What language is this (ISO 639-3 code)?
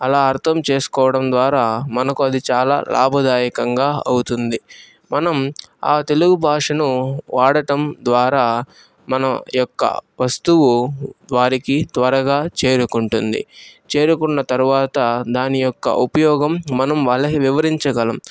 tel